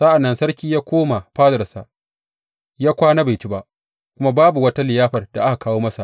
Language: Hausa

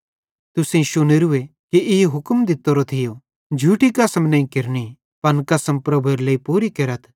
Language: Bhadrawahi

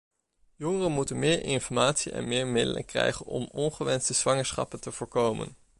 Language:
Dutch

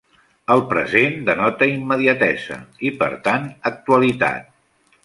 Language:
Catalan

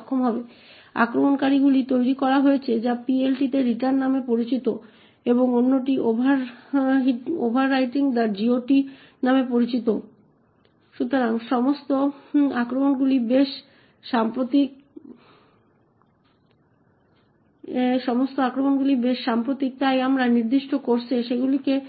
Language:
Bangla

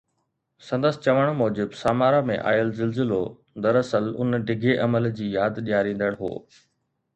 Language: Sindhi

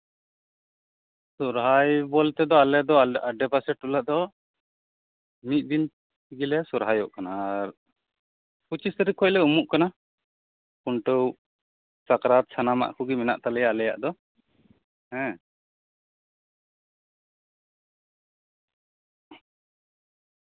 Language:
Santali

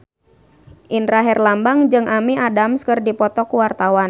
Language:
Sundanese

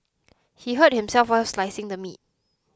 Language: English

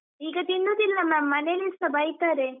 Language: Kannada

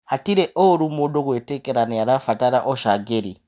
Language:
Kikuyu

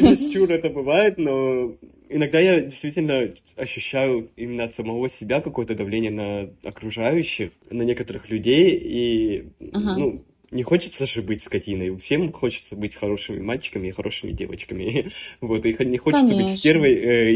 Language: Russian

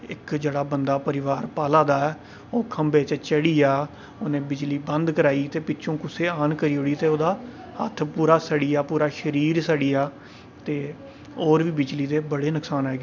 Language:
Dogri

